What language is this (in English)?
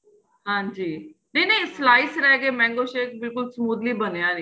Punjabi